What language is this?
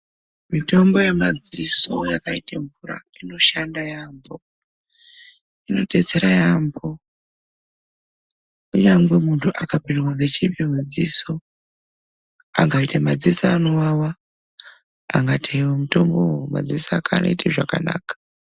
Ndau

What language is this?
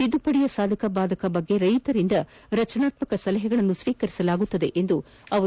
Kannada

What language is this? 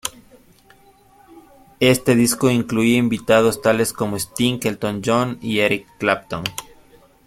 Spanish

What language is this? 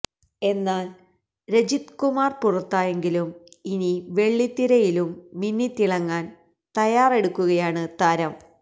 Malayalam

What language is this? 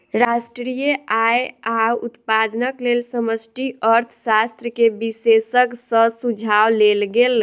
Maithili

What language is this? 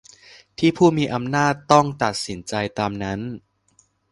Thai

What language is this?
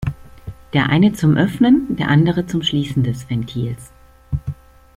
German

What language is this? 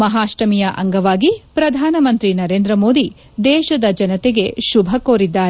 Kannada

